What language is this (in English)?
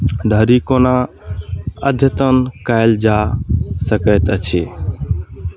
Maithili